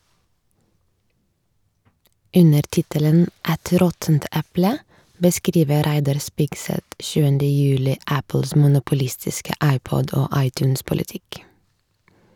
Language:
Norwegian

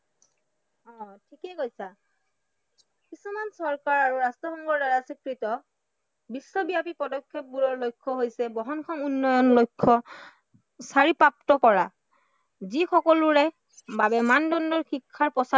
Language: Assamese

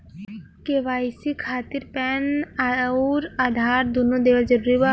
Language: Bhojpuri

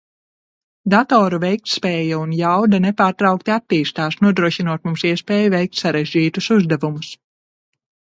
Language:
Latvian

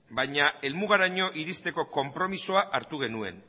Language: Basque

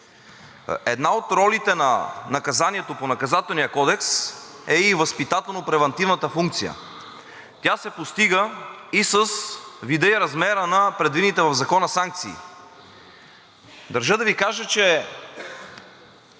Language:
Bulgarian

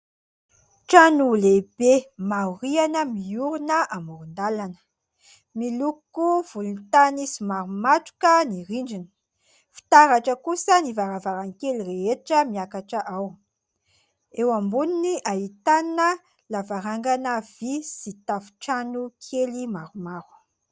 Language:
Malagasy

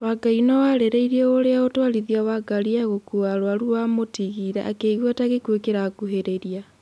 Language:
Kikuyu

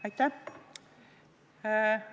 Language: Estonian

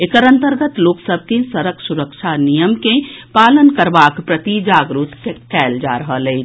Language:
Maithili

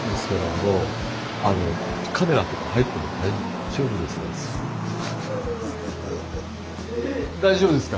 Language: Japanese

